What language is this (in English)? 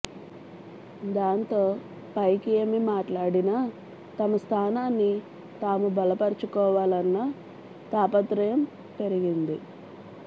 Telugu